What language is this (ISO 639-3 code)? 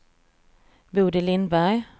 swe